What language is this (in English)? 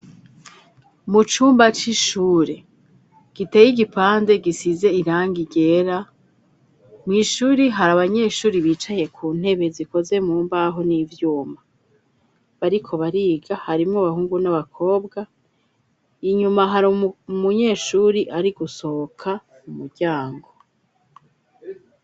Rundi